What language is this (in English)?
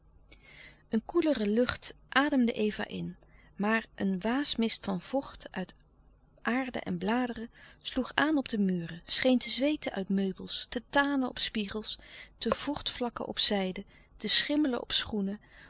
Dutch